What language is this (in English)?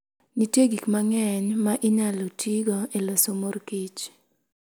Luo (Kenya and Tanzania)